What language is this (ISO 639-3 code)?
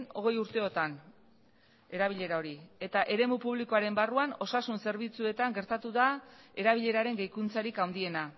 eus